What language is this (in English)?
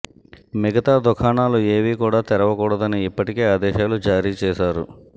Telugu